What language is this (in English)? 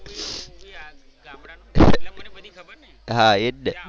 Gujarati